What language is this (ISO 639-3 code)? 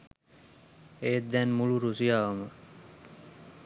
sin